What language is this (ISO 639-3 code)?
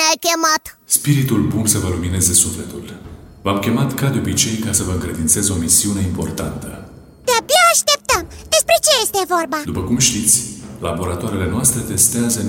ron